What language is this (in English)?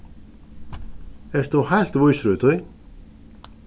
Faroese